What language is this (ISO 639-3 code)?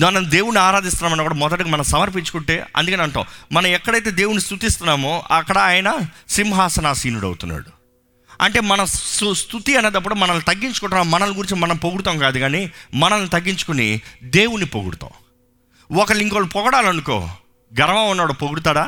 tel